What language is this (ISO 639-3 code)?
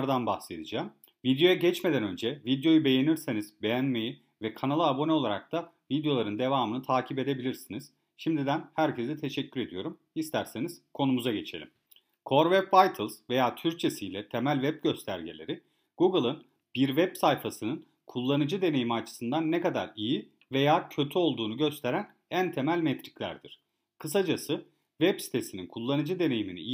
tur